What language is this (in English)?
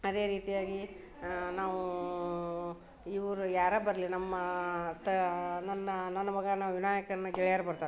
Kannada